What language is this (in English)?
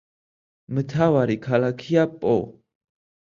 Georgian